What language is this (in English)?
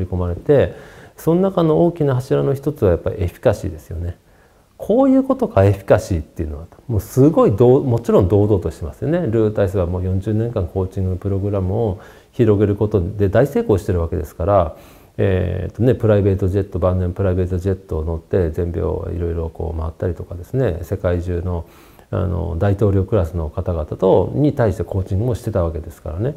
Japanese